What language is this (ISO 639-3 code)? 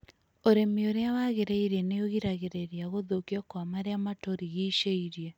kik